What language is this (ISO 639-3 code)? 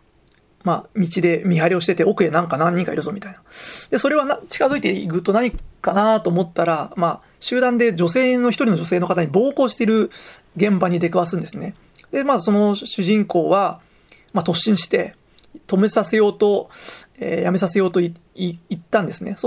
jpn